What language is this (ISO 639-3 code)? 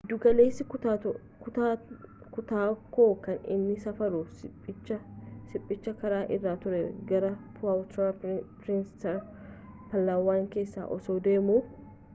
orm